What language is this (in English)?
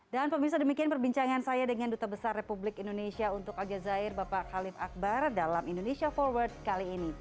Indonesian